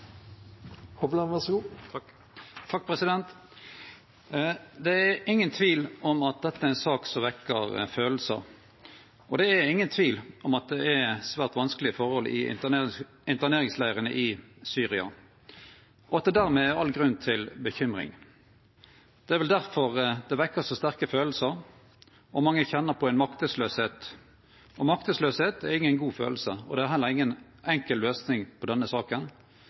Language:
Norwegian Nynorsk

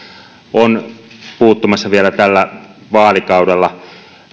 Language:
Finnish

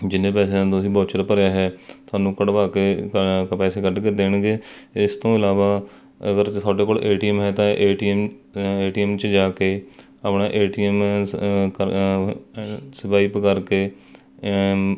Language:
Punjabi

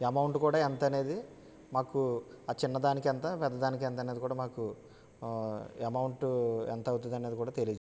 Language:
Telugu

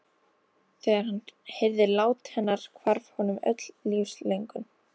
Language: Icelandic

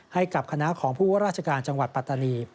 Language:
Thai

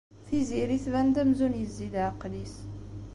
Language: Kabyle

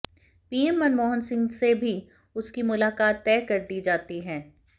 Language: Hindi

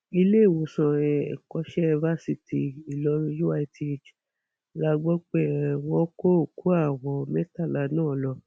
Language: Yoruba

